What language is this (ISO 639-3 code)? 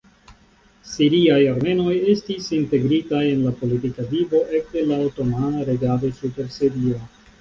epo